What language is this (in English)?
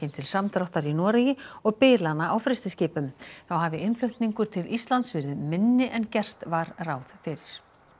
Icelandic